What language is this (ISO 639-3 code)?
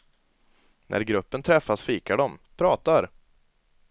swe